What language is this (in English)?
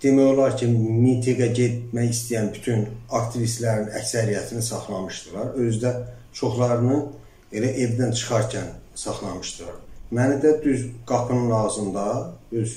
Turkish